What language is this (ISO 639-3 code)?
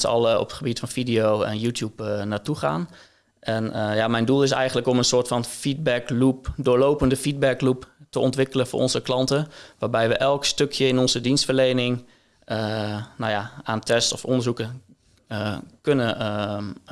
nld